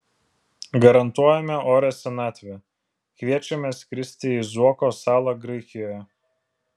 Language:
Lithuanian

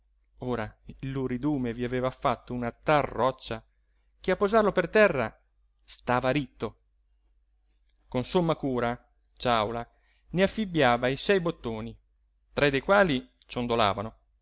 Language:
Italian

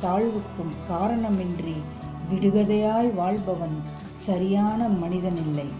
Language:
Tamil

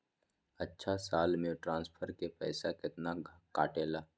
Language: Magahi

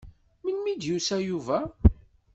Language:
Kabyle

